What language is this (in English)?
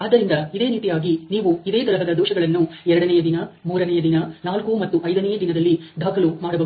Kannada